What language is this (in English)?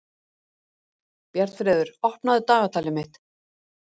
Icelandic